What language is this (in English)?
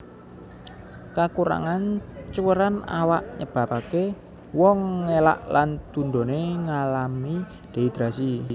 Javanese